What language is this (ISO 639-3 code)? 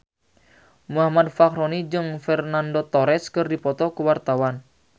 sun